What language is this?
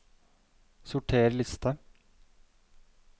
Norwegian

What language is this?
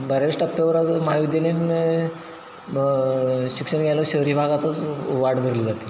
Marathi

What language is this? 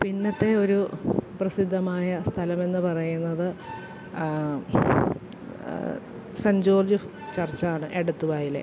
Malayalam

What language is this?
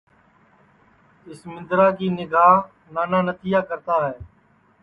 Sansi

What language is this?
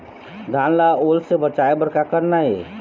Chhattisgarhi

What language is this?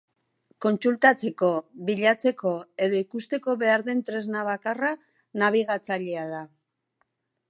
Basque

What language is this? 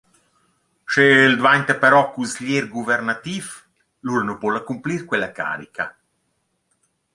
Romansh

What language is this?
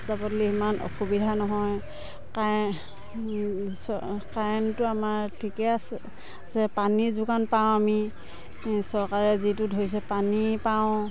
Assamese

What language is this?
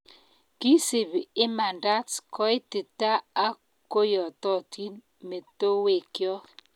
Kalenjin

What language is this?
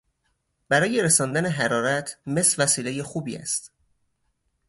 Persian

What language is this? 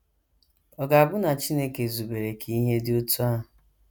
Igbo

